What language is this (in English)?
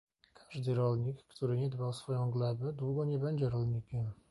Polish